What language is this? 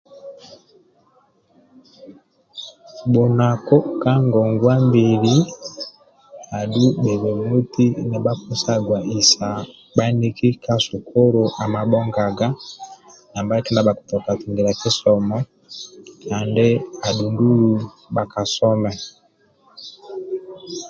Amba (Uganda)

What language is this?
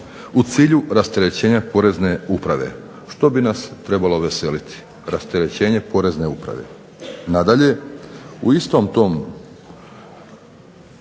Croatian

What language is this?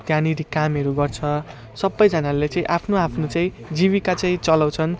Nepali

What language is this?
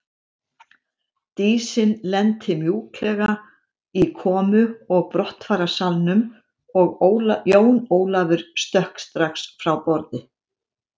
Icelandic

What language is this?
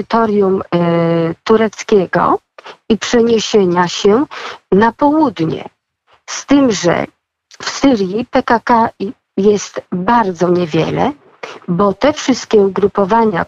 Polish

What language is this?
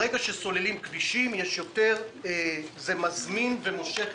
Hebrew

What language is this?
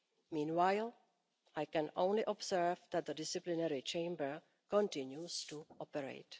English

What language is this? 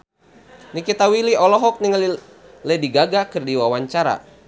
Sundanese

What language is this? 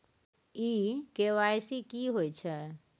Maithili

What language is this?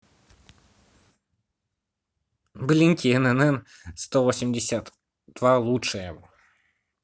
Russian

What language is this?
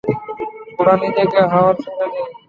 Bangla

